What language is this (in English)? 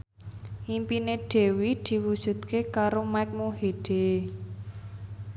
Javanese